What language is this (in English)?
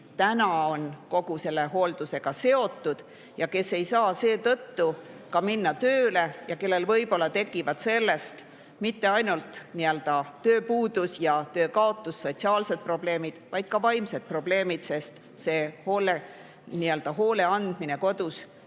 Estonian